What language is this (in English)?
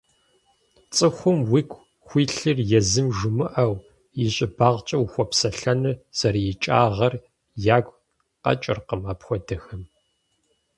Kabardian